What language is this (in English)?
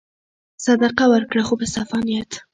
Pashto